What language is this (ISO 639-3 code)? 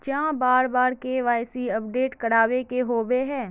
mag